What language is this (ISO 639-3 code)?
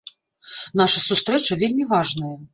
bel